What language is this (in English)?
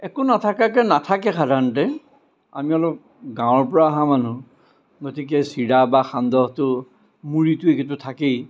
Assamese